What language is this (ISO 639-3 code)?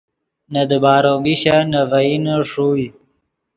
ydg